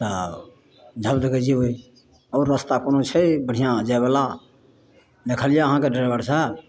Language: Maithili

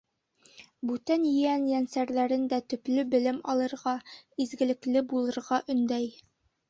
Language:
Bashkir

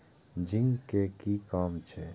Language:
Maithili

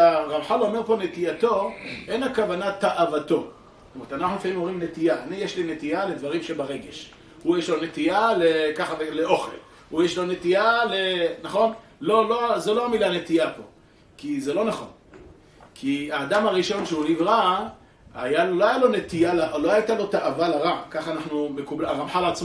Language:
Hebrew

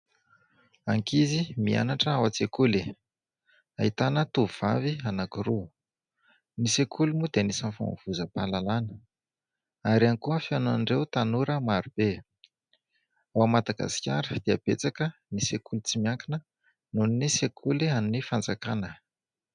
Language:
Malagasy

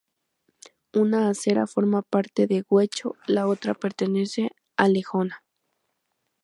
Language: Spanish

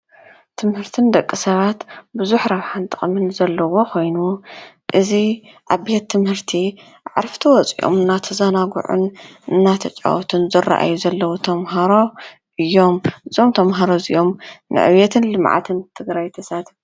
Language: Tigrinya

